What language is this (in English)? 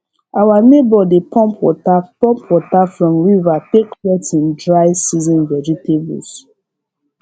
Nigerian Pidgin